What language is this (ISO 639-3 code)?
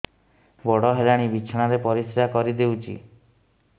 ori